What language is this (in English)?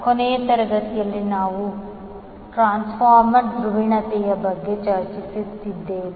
Kannada